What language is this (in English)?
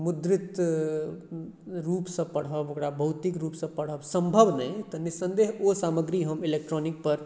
Maithili